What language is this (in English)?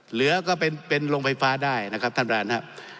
Thai